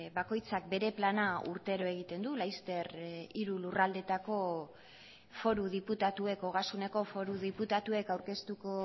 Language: Basque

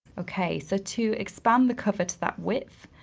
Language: English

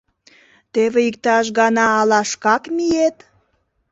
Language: Mari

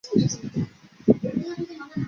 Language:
Chinese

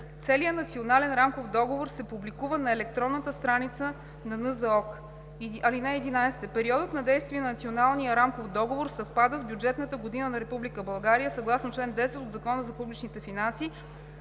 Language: Bulgarian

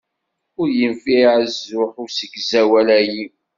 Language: Kabyle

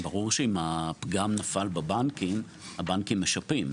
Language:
Hebrew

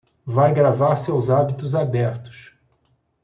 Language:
Portuguese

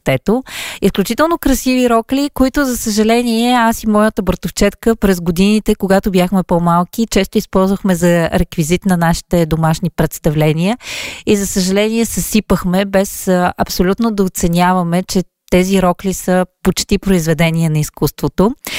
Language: Bulgarian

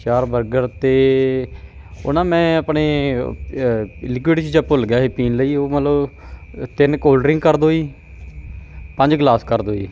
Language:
Punjabi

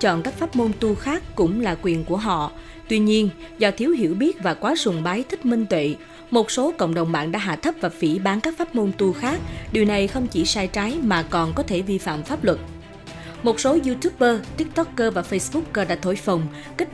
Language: Vietnamese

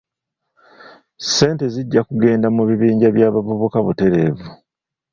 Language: Ganda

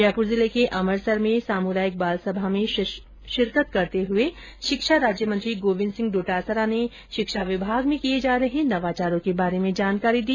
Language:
Hindi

